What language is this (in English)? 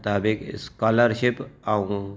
Sindhi